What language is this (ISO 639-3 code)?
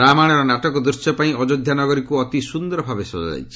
ori